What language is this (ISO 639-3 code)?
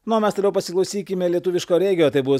lit